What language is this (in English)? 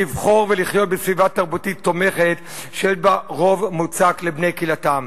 Hebrew